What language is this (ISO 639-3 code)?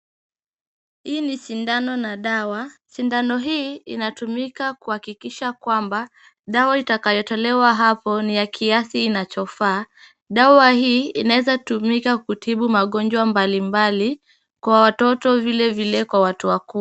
swa